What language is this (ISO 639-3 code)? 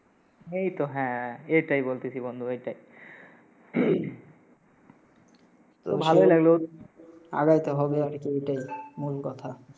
ben